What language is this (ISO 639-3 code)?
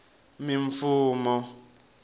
tso